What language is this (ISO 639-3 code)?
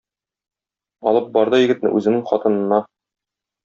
tat